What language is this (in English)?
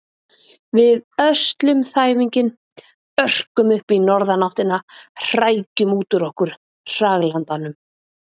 Icelandic